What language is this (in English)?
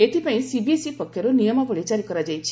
Odia